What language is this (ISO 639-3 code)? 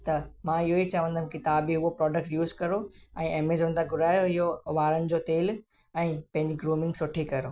snd